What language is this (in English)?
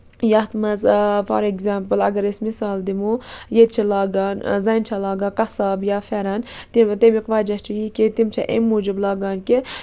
Kashmiri